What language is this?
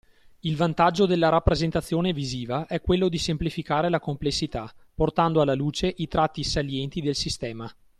Italian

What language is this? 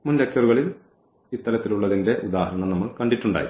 Malayalam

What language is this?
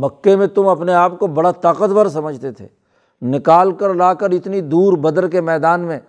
Urdu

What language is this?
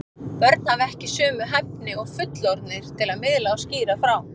Icelandic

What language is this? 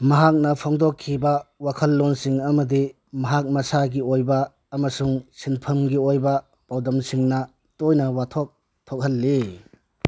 Manipuri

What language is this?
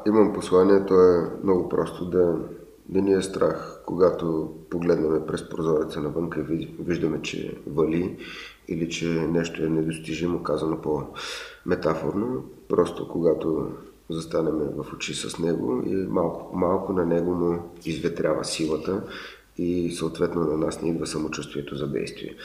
Bulgarian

